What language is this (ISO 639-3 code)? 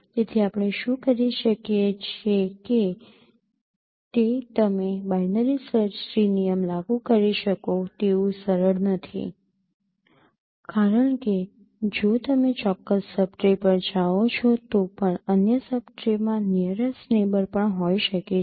guj